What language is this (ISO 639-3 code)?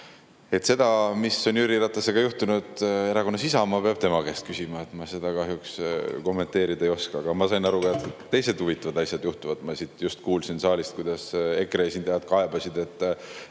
est